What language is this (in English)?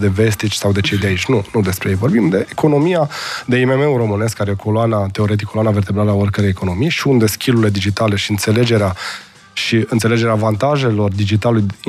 Romanian